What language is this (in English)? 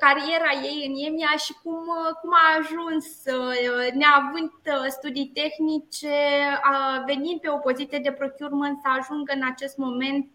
Romanian